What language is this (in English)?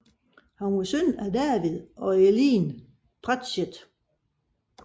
Danish